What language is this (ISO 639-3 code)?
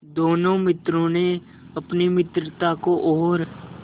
hin